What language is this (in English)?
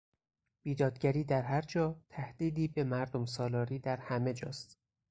Persian